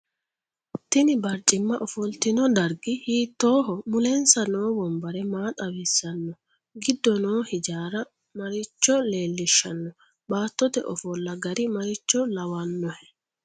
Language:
Sidamo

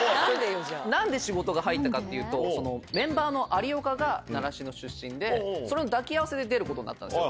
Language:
Japanese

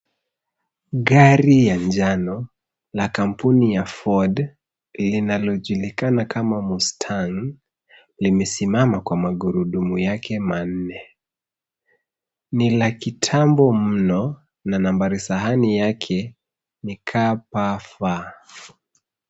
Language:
Swahili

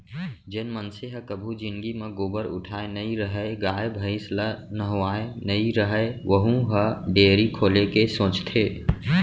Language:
Chhattisgarhi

